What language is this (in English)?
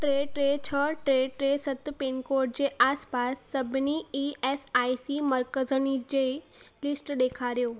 Sindhi